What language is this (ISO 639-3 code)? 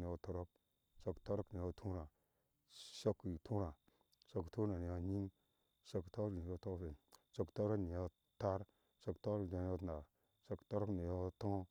ahs